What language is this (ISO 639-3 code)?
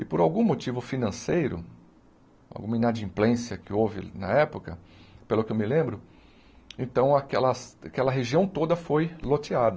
por